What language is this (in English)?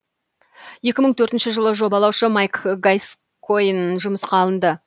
Kazakh